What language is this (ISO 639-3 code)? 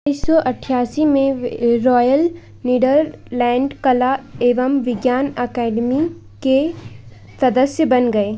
hin